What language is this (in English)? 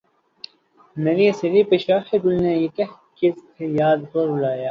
Urdu